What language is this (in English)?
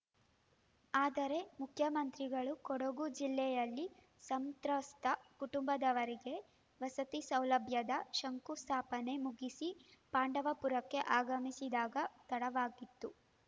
Kannada